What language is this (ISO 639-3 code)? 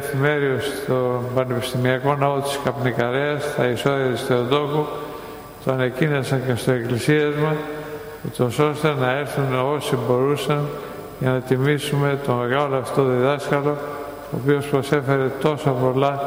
ell